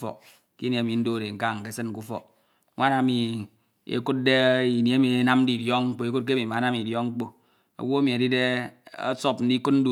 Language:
Ito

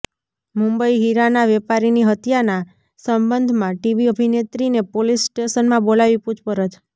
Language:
Gujarati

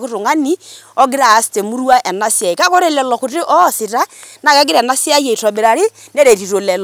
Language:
Masai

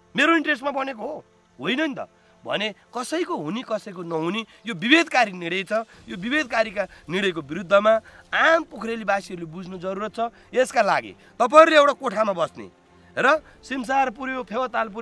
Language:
Indonesian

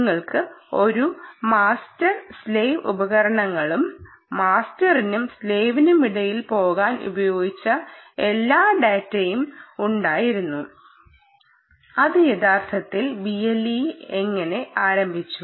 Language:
Malayalam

